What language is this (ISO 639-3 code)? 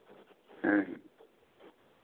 sat